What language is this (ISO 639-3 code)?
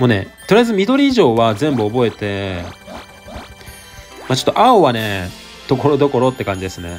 jpn